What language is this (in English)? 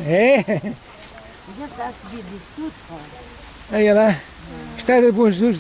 Portuguese